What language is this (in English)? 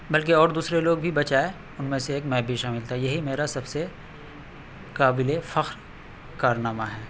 Urdu